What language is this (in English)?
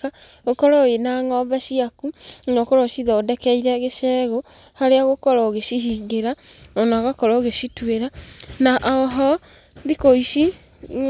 Kikuyu